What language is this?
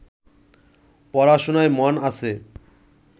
Bangla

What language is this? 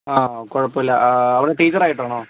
Malayalam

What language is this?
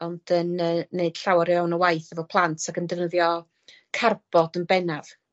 Welsh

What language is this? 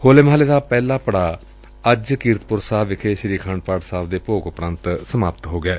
Punjabi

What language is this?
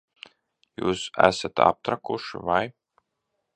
Latvian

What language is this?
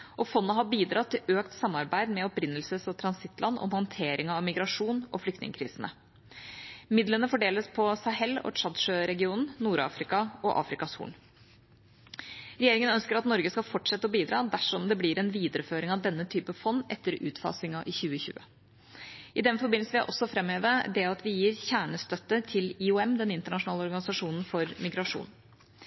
Norwegian Bokmål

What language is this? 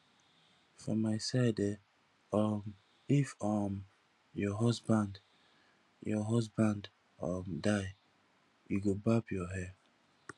Nigerian Pidgin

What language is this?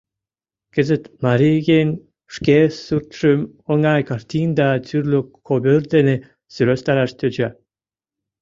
Mari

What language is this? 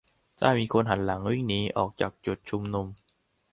Thai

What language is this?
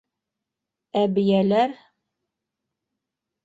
Bashkir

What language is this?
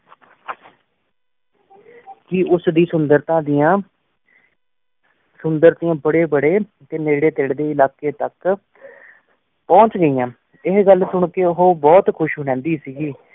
Punjabi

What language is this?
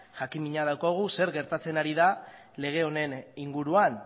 Basque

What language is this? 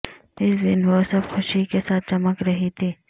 Urdu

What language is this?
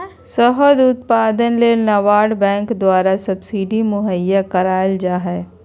Magahi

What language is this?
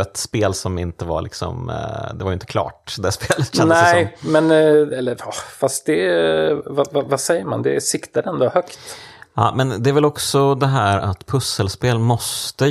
Swedish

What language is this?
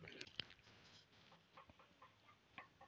Bhojpuri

